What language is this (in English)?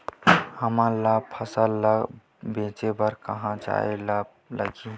Chhattisgarhi